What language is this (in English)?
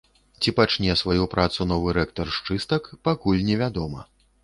Belarusian